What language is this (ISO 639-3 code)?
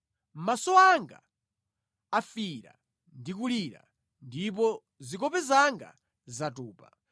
nya